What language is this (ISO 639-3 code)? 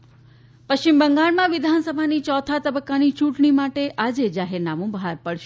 guj